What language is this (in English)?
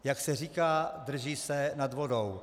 Czech